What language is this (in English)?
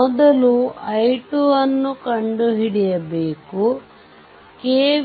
Kannada